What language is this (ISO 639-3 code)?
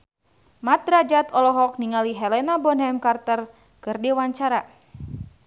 sun